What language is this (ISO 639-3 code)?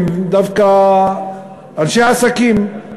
heb